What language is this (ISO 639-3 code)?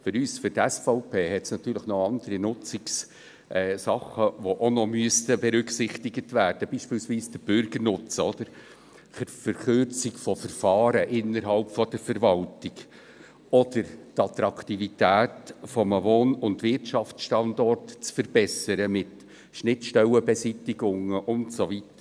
gsw